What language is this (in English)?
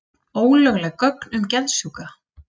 Icelandic